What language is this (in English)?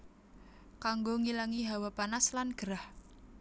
Javanese